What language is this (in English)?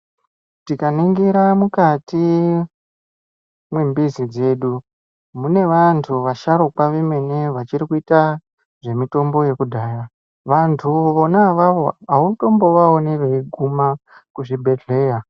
Ndau